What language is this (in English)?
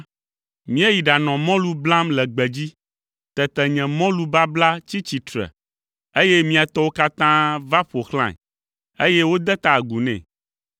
Ewe